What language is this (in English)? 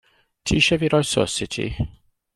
Welsh